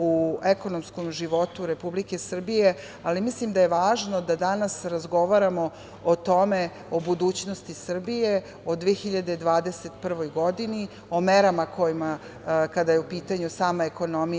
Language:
Serbian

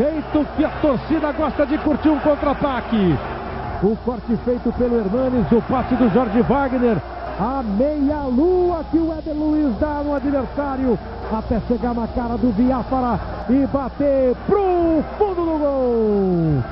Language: Portuguese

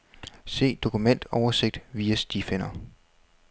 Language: Danish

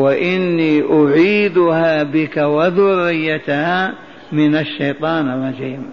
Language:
Arabic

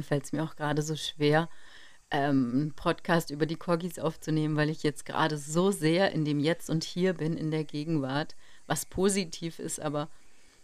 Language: German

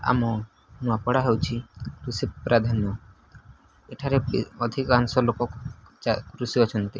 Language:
Odia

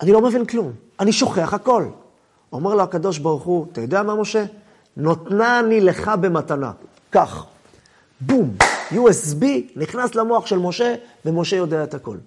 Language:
Hebrew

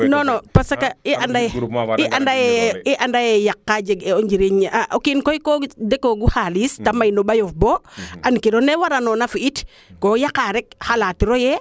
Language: Serer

